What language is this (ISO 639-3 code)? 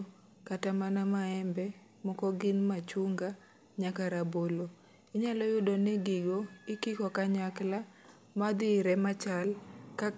luo